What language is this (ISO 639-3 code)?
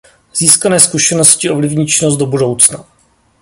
ces